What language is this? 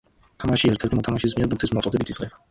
Georgian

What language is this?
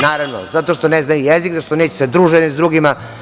Serbian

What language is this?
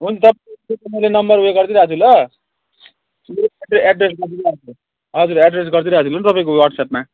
Nepali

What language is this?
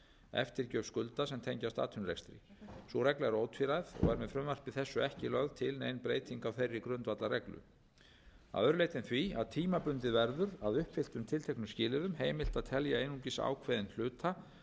Icelandic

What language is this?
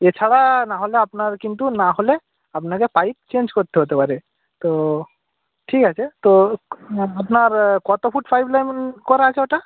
Bangla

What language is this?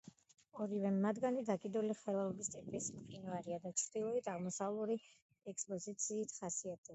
Georgian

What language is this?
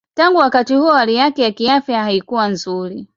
Swahili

